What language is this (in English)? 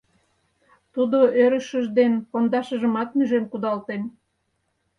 Mari